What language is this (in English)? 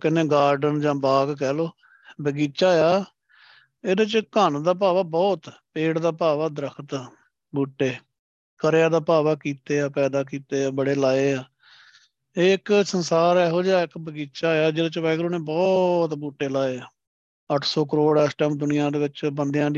Punjabi